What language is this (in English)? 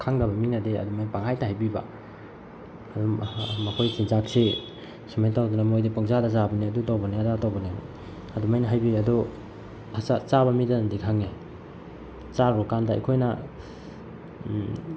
Manipuri